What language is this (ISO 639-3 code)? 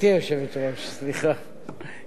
heb